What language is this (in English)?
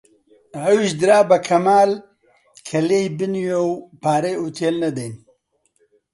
Central Kurdish